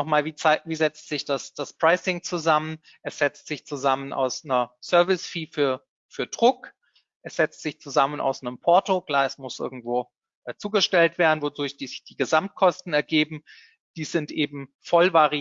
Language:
German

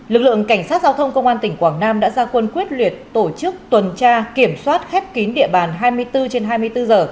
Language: Vietnamese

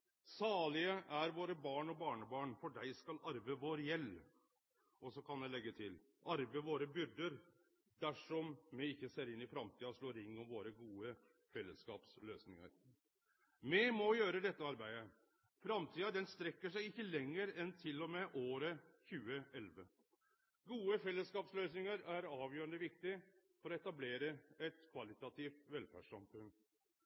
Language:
Norwegian Nynorsk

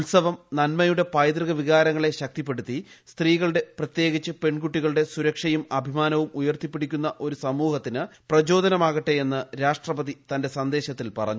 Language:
Malayalam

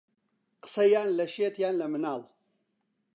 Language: Central Kurdish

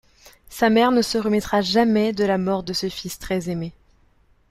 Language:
French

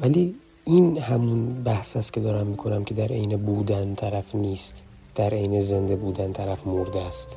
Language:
Persian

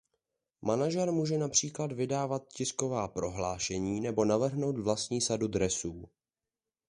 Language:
Czech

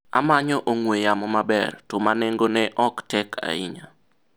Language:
Luo (Kenya and Tanzania)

